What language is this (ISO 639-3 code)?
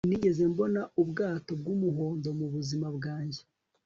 kin